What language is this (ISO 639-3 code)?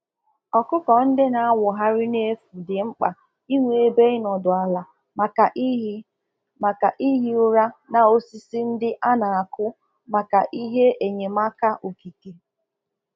ibo